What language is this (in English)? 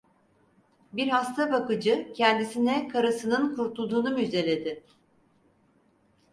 Turkish